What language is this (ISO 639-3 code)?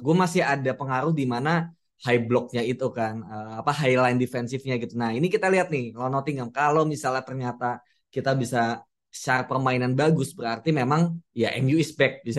ind